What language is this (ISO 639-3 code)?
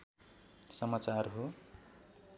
nep